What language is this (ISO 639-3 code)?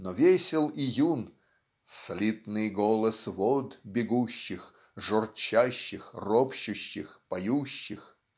rus